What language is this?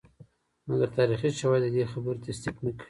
Pashto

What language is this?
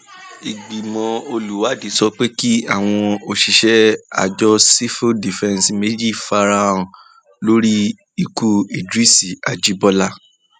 Yoruba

